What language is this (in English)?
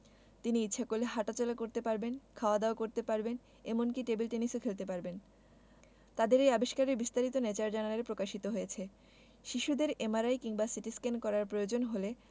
Bangla